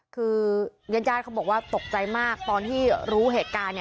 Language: Thai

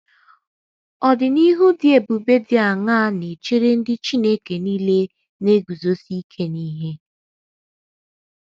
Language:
Igbo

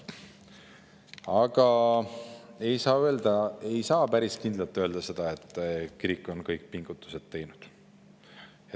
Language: Estonian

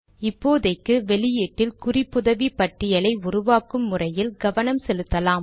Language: Tamil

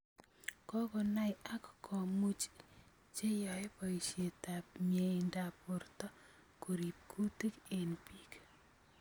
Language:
Kalenjin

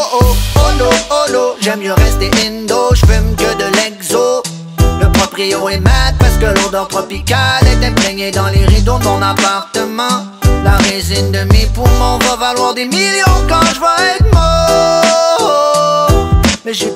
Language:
French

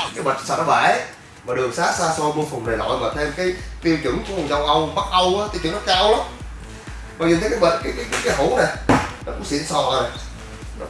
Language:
Vietnamese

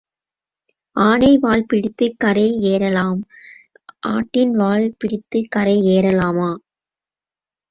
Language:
Tamil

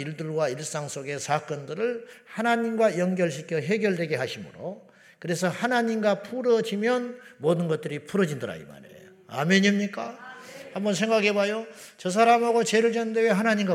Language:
Korean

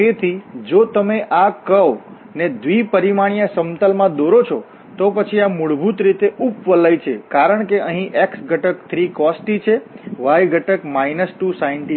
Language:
Gujarati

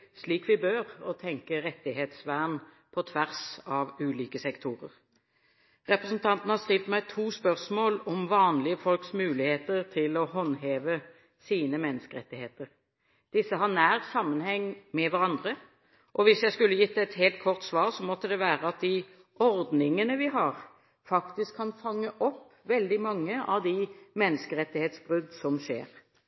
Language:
Norwegian Bokmål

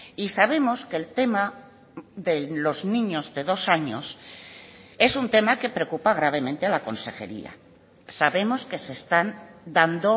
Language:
Spanish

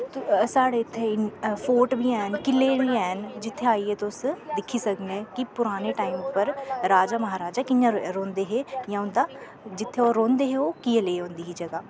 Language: Dogri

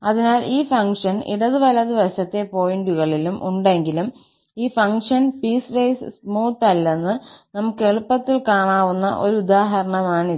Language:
Malayalam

